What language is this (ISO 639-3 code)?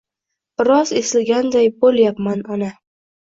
uzb